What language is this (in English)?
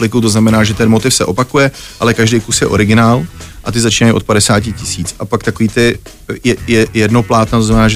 Czech